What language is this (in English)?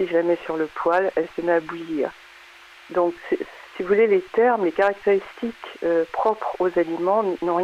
French